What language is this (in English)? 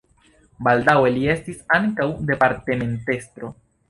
Esperanto